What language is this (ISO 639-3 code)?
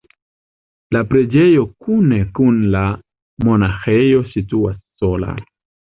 epo